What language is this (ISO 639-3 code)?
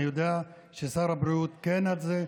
heb